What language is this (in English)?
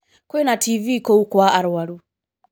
Kikuyu